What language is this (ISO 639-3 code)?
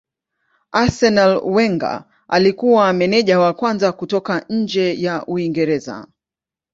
swa